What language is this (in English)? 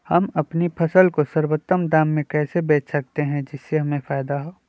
Magahi